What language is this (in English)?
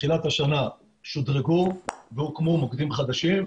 Hebrew